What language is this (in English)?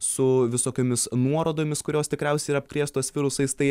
Lithuanian